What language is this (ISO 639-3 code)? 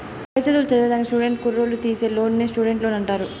tel